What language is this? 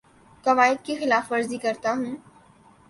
Urdu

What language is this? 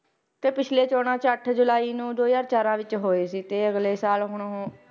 Punjabi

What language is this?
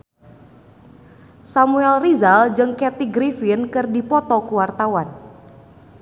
Sundanese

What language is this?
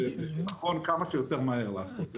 Hebrew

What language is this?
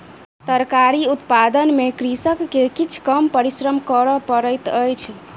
Maithili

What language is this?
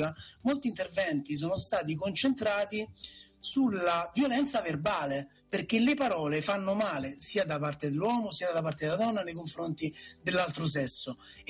Italian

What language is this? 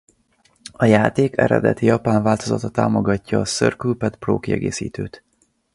Hungarian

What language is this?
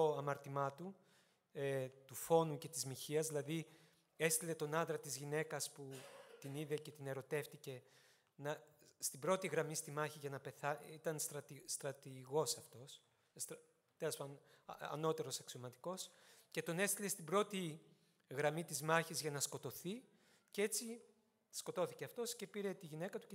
Greek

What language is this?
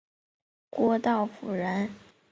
Chinese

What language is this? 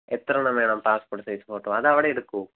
Malayalam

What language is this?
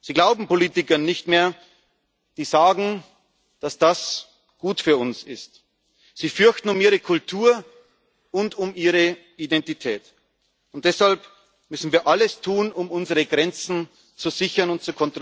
German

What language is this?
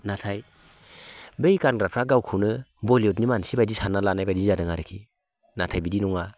Bodo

